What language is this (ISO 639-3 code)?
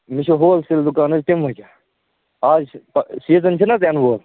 kas